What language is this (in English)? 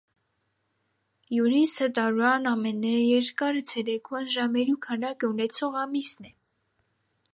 Armenian